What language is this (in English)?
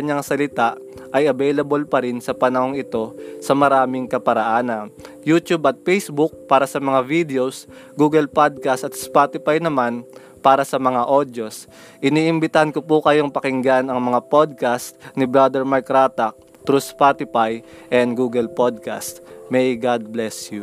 Filipino